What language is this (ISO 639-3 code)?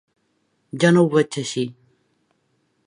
cat